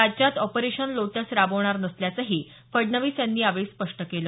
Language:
Marathi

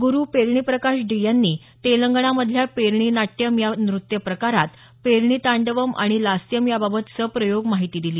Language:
Marathi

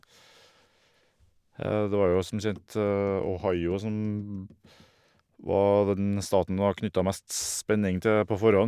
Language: Norwegian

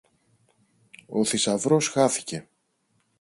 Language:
Greek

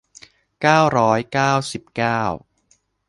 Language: Thai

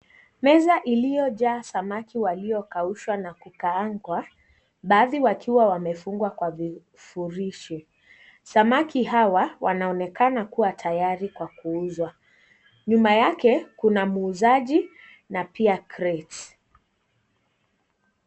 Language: Swahili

